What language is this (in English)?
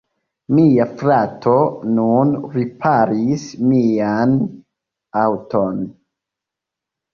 Esperanto